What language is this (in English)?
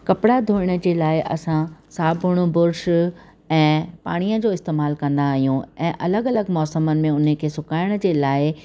Sindhi